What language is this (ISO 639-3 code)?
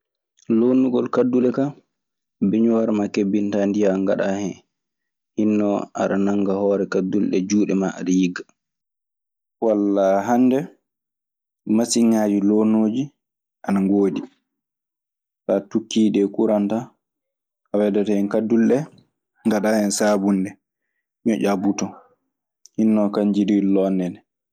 ffm